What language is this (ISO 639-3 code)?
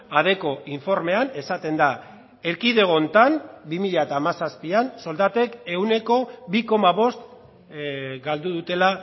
eus